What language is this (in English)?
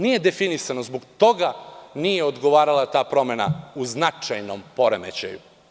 Serbian